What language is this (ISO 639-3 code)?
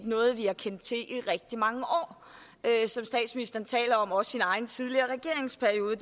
dan